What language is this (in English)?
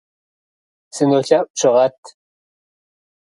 Kabardian